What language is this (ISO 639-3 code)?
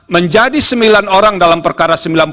ind